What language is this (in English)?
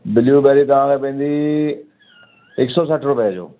Sindhi